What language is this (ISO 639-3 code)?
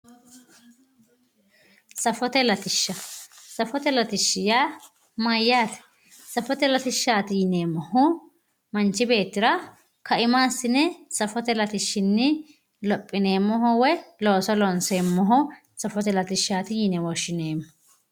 sid